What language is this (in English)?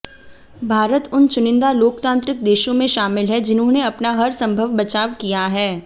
Hindi